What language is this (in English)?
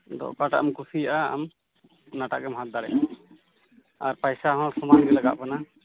Santali